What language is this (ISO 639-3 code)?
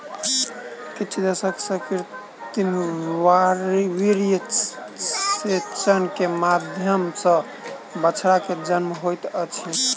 mai